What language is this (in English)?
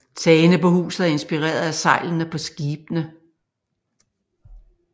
Danish